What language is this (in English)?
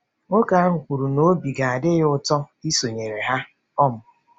Igbo